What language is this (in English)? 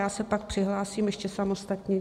Czech